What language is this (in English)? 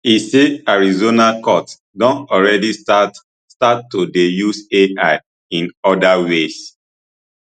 Nigerian Pidgin